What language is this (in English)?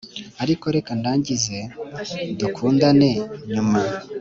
Kinyarwanda